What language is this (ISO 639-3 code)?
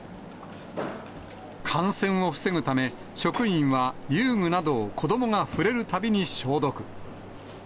jpn